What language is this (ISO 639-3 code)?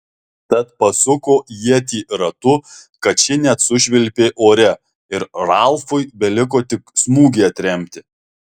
lit